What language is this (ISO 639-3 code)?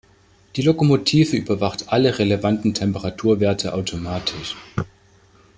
deu